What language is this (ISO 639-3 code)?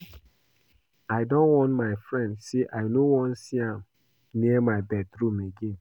pcm